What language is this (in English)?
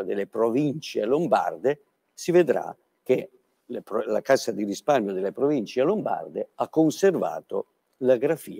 Italian